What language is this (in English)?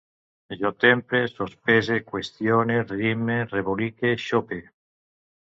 Catalan